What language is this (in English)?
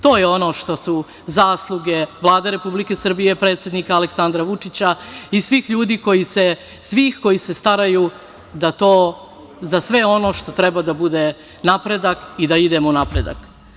Serbian